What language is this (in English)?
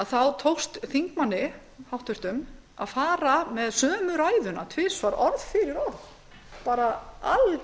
Icelandic